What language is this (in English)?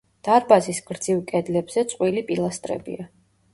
Georgian